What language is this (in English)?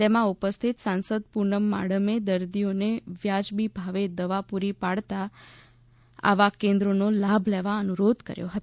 Gujarati